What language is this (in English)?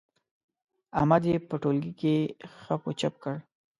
Pashto